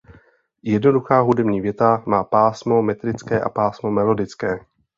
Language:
Czech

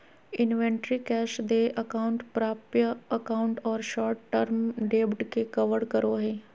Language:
Magahi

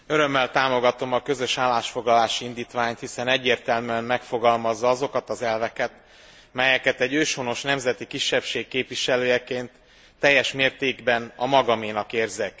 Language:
Hungarian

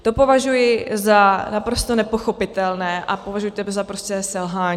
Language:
Czech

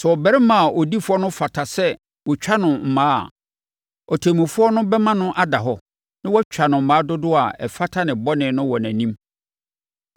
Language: Akan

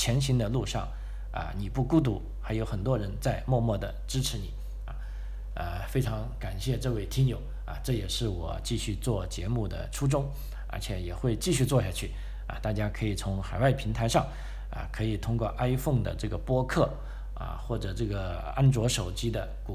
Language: Chinese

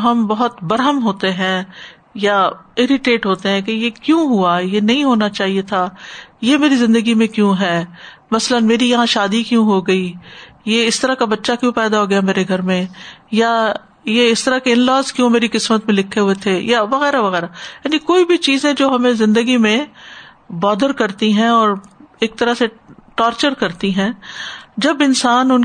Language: Urdu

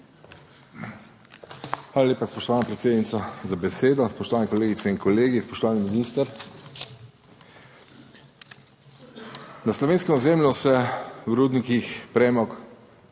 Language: Slovenian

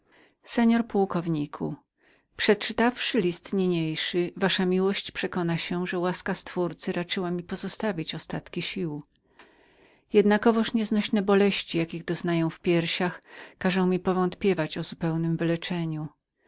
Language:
Polish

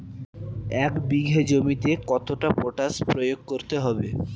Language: Bangla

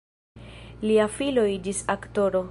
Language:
Esperanto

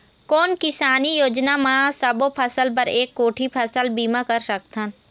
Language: Chhattisgarhi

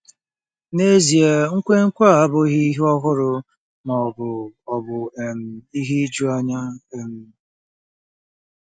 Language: Igbo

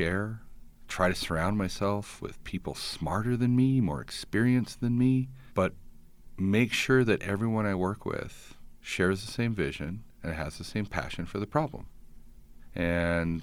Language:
English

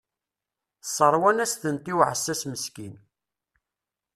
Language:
Kabyle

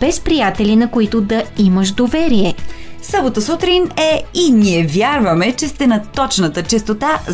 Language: Bulgarian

